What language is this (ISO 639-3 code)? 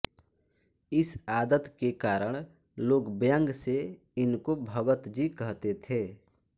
hin